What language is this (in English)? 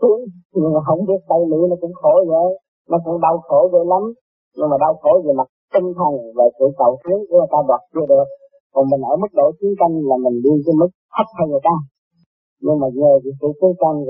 Vietnamese